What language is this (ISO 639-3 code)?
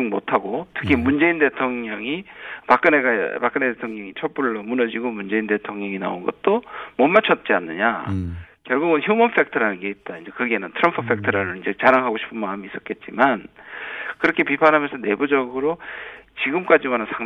kor